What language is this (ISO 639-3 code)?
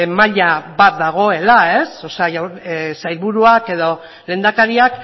eus